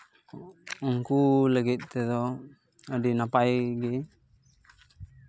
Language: Santali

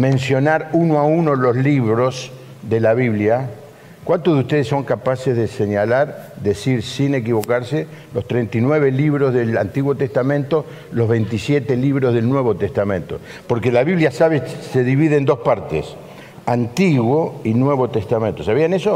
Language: Spanish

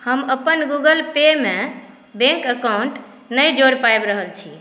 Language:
Maithili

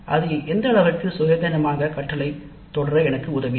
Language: Tamil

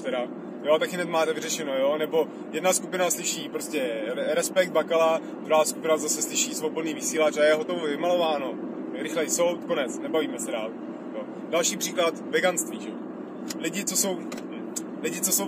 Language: Czech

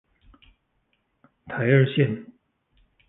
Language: Chinese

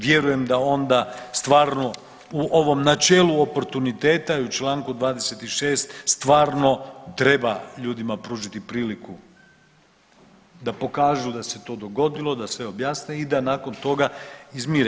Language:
Croatian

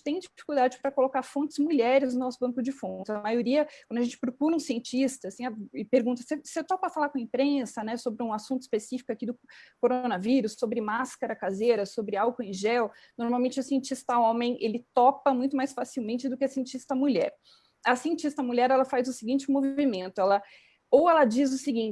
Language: Portuguese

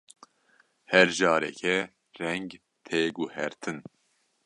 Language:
Kurdish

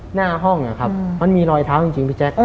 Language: Thai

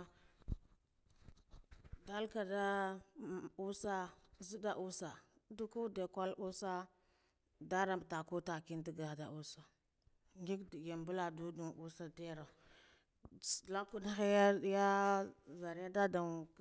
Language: Guduf-Gava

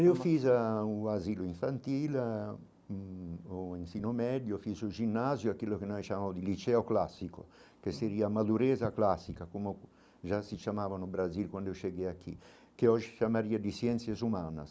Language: Portuguese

